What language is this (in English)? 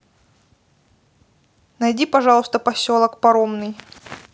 Russian